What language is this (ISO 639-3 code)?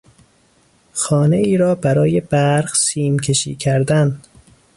fas